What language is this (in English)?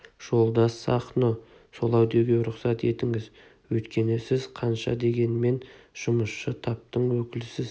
Kazakh